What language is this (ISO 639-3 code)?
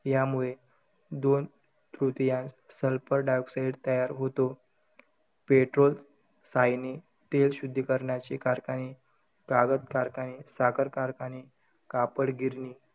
mar